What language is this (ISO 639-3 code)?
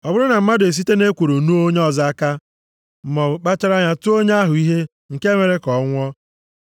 ibo